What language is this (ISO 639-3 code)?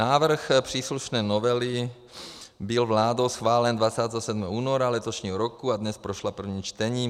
ces